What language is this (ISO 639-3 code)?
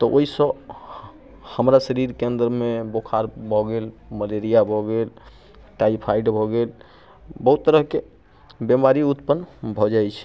mai